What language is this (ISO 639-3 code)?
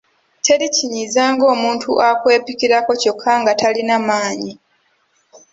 lug